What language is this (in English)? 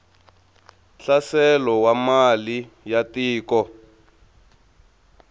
Tsonga